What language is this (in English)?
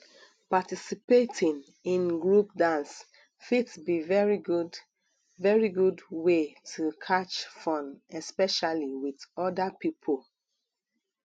Nigerian Pidgin